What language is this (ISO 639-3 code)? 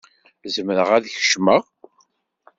kab